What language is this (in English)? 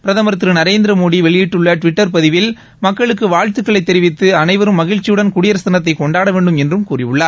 Tamil